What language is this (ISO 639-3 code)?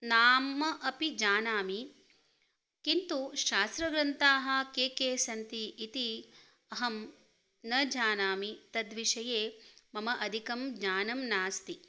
san